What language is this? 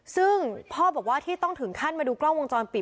Thai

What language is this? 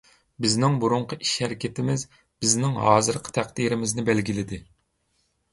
Uyghur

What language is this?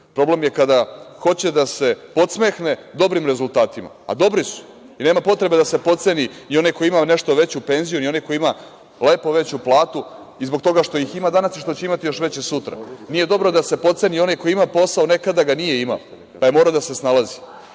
Serbian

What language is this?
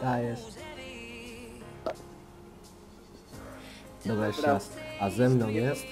Polish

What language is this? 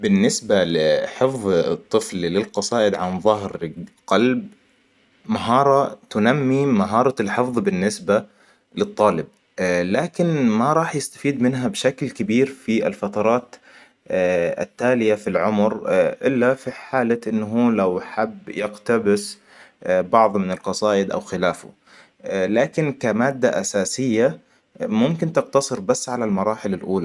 Hijazi Arabic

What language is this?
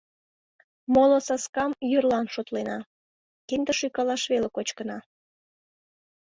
Mari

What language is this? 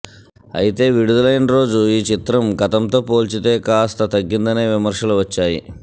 Telugu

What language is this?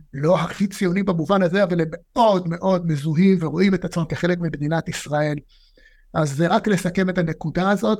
Hebrew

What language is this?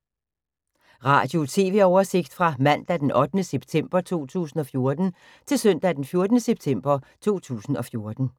Danish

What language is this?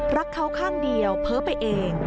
Thai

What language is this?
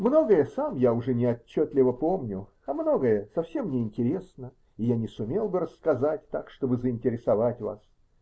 Russian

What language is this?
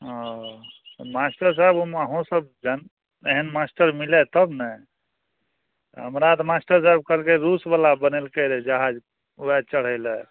Maithili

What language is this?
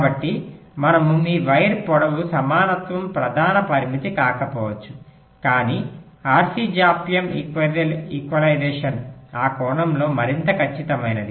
Telugu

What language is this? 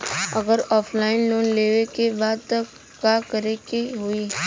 Bhojpuri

